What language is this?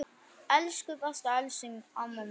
Icelandic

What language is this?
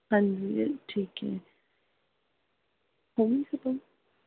Dogri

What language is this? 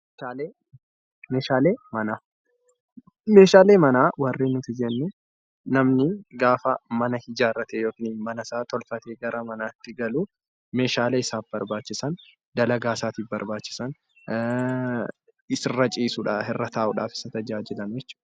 Oromo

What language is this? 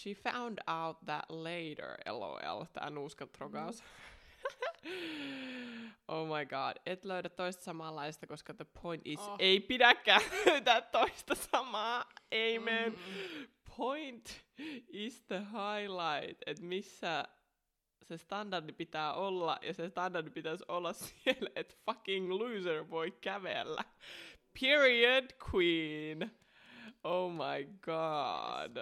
Finnish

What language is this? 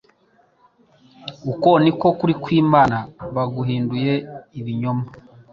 Kinyarwanda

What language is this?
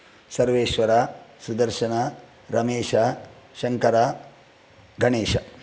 Sanskrit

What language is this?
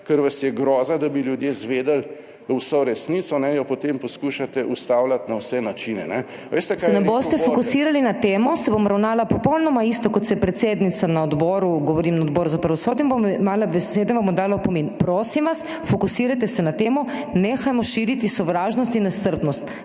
Slovenian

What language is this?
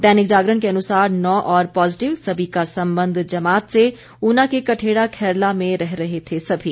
Hindi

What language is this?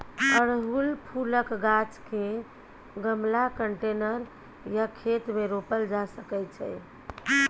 Maithili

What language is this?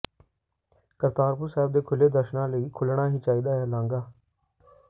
Punjabi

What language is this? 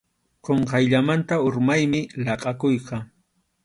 Arequipa-La Unión Quechua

